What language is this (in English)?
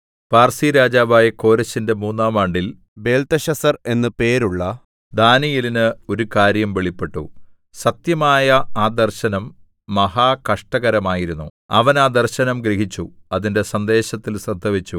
Malayalam